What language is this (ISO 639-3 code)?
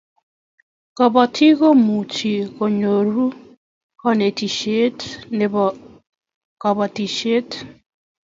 kln